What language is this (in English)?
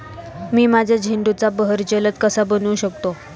Marathi